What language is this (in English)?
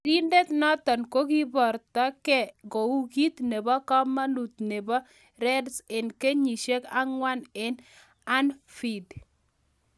Kalenjin